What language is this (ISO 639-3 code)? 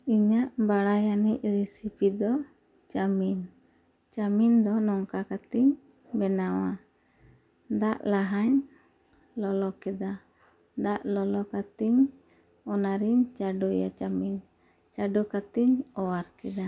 sat